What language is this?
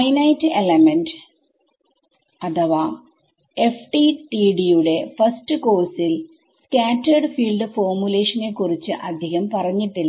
Malayalam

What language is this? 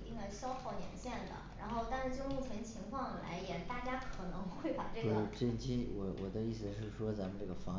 Chinese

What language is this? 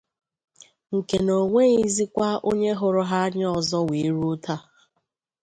Igbo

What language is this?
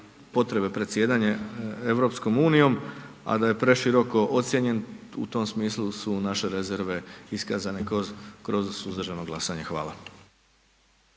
Croatian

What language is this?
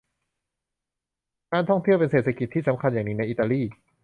Thai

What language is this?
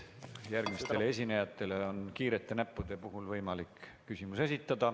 Estonian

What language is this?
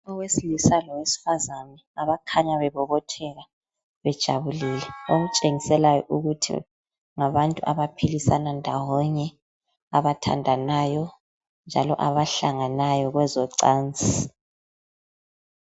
North Ndebele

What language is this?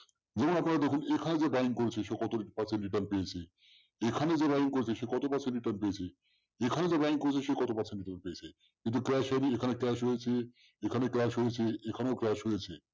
Bangla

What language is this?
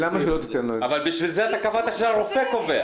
Hebrew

